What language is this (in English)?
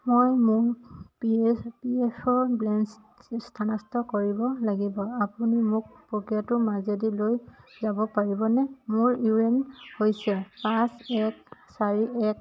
Assamese